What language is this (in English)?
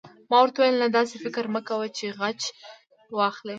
Pashto